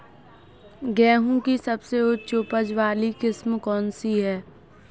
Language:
Hindi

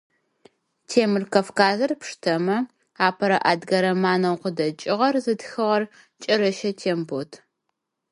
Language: Adyghe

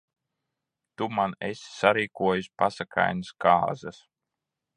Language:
Latvian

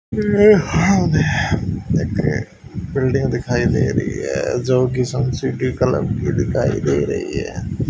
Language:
Hindi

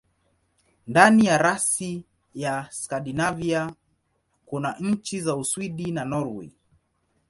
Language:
Swahili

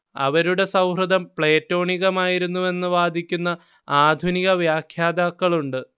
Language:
Malayalam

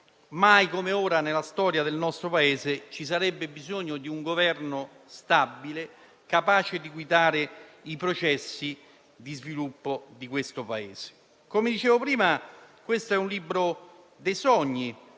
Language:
Italian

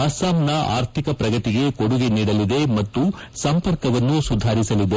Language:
Kannada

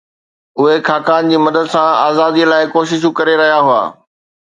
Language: Sindhi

